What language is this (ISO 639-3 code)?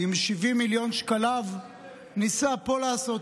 heb